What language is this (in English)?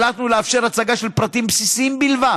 Hebrew